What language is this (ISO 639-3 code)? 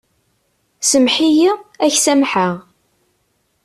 kab